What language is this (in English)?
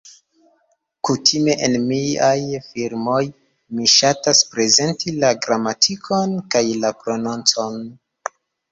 Esperanto